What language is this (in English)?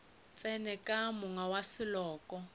Northern Sotho